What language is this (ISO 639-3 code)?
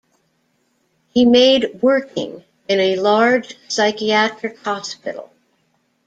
eng